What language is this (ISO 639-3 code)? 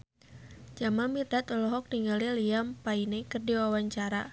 sun